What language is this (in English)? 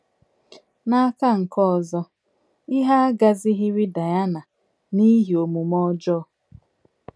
Igbo